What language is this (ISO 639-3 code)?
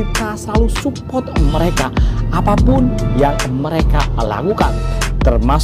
ind